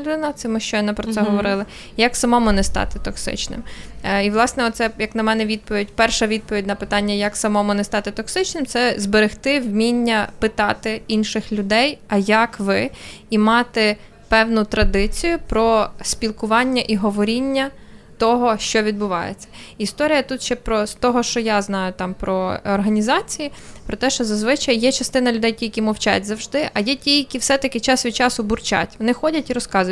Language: Ukrainian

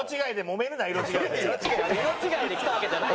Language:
Japanese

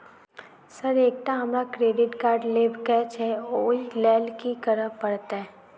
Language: Maithili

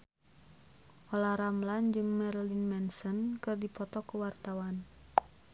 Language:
Sundanese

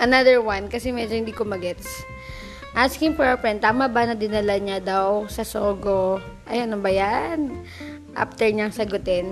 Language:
Filipino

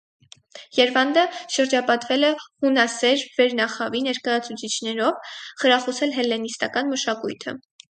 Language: Armenian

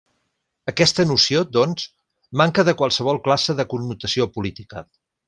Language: Catalan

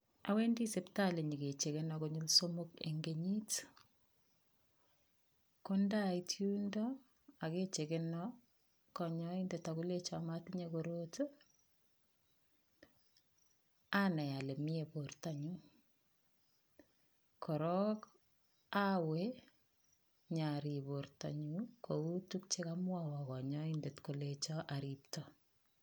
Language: Kalenjin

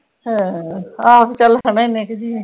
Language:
Punjabi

